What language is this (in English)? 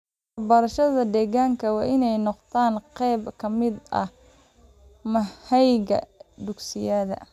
Somali